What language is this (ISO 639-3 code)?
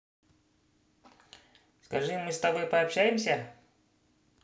rus